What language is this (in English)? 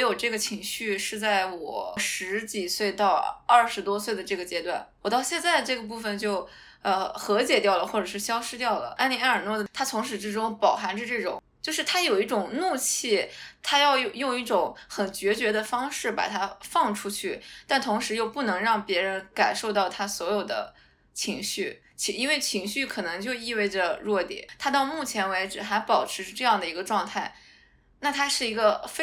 Chinese